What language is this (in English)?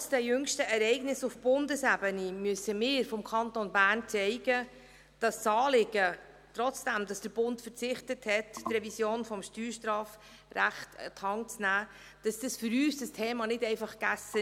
Swiss German